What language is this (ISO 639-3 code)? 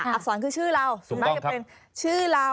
tha